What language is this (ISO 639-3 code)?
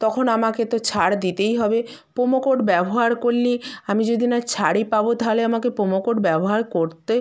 ben